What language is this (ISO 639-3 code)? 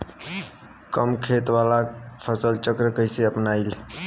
bho